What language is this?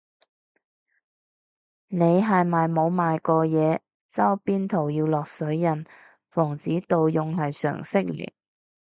Cantonese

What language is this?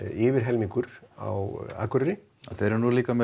Icelandic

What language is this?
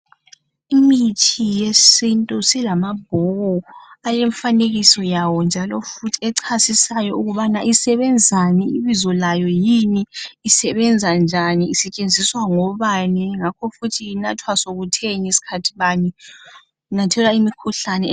North Ndebele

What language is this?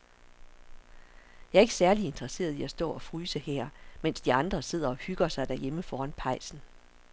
Danish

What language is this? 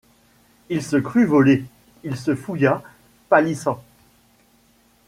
French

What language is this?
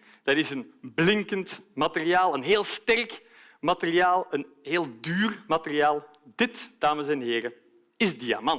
Dutch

